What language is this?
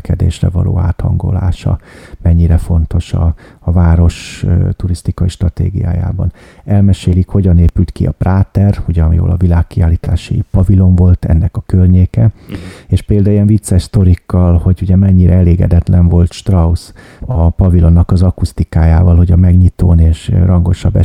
Hungarian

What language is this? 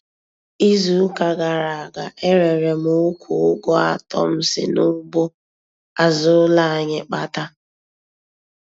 Igbo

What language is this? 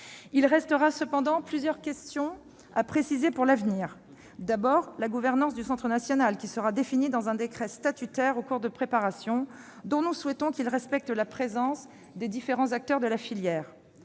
French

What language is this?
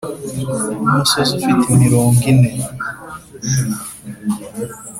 Kinyarwanda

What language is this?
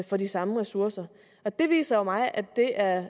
Danish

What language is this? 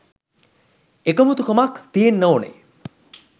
Sinhala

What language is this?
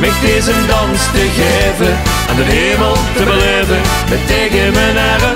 Dutch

